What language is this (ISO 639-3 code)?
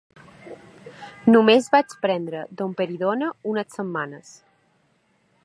cat